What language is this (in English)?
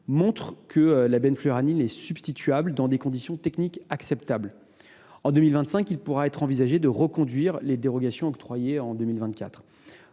French